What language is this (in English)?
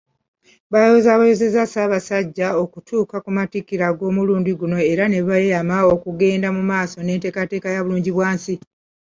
Ganda